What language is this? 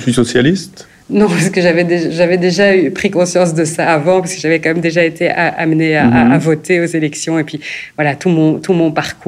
French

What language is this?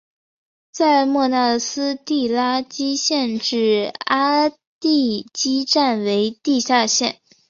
Chinese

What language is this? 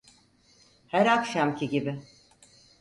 Turkish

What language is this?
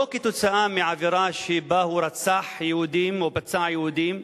Hebrew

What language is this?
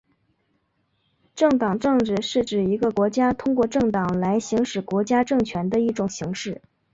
Chinese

